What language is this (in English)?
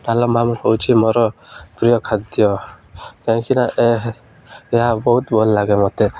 Odia